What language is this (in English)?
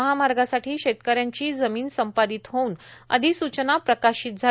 Marathi